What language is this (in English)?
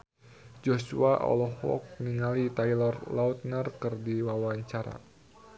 Sundanese